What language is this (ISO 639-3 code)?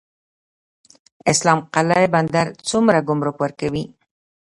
pus